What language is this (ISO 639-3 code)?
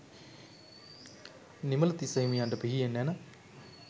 sin